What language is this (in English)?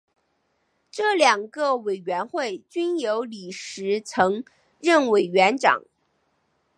Chinese